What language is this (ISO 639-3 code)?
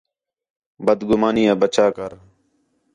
xhe